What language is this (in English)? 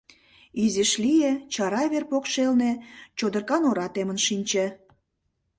Mari